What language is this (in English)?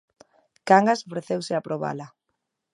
Galician